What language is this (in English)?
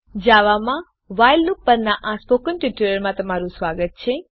Gujarati